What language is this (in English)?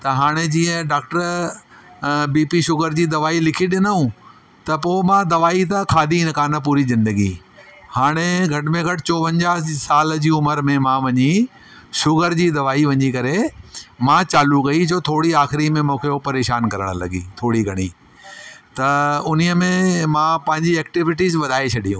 Sindhi